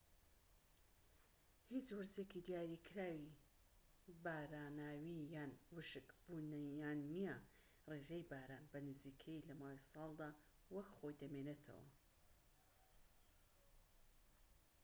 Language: Central Kurdish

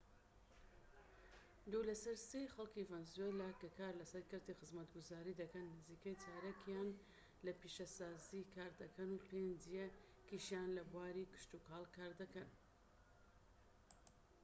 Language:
Central Kurdish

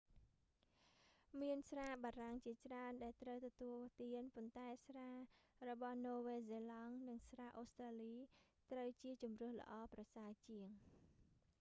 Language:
Khmer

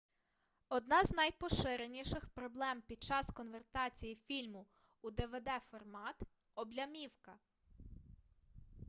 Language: Ukrainian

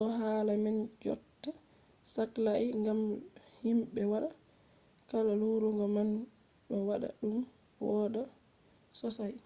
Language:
Fula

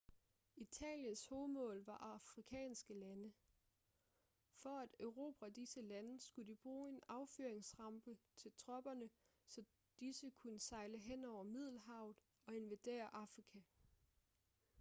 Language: Danish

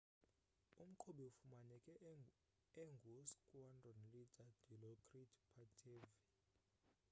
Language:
Xhosa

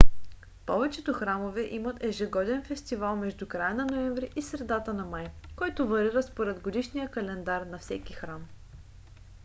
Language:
Bulgarian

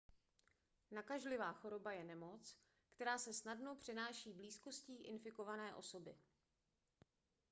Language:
Czech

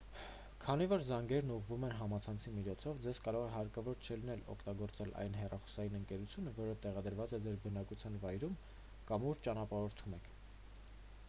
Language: Armenian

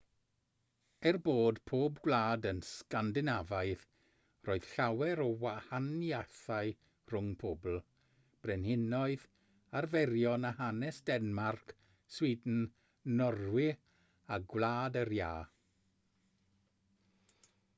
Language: Welsh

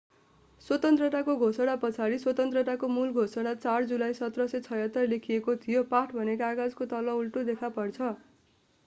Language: Nepali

